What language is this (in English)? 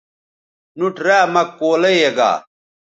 Bateri